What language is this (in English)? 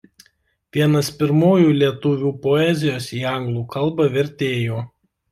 Lithuanian